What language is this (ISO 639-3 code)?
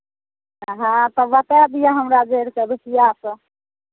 mai